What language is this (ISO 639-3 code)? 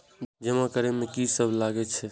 mai